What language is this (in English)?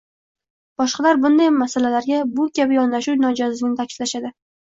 Uzbek